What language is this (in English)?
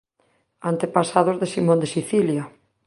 Galician